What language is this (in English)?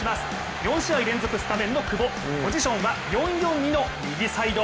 Japanese